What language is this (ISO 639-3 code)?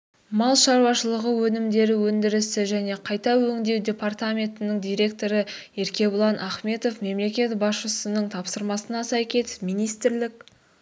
kaz